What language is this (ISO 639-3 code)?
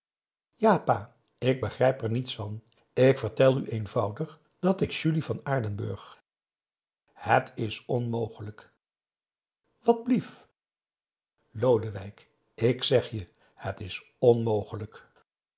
nld